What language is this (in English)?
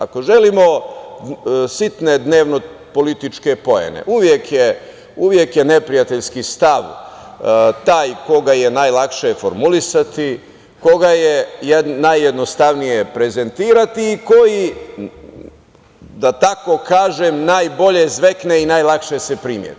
Serbian